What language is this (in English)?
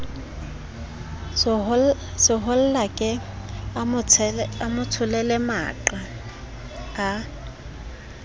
Southern Sotho